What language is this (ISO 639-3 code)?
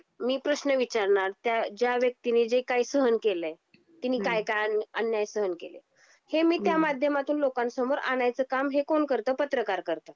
mar